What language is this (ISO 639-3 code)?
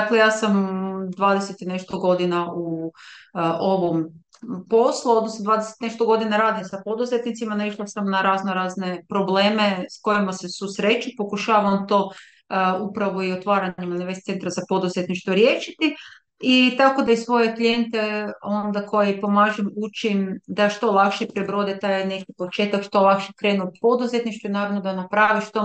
hrv